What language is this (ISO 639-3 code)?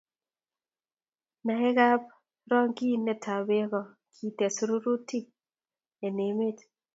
kln